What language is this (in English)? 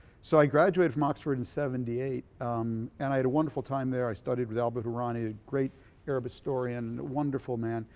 English